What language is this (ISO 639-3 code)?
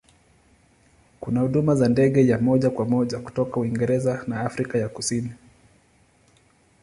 swa